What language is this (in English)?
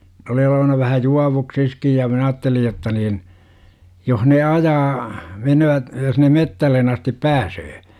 Finnish